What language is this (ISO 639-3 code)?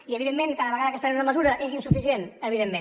cat